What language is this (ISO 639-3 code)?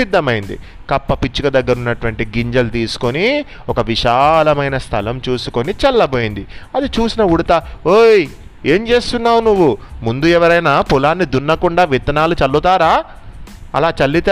tel